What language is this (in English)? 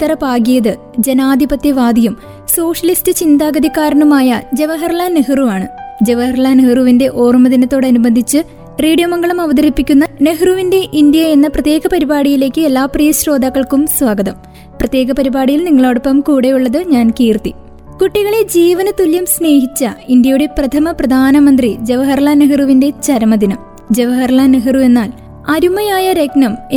Malayalam